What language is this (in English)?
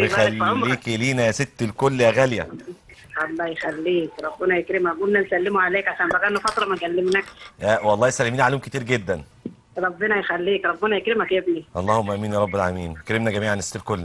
Arabic